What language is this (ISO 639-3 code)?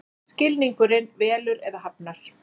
isl